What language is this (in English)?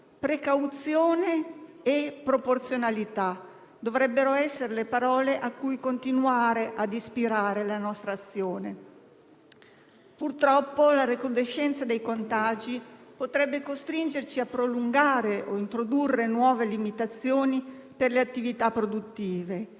Italian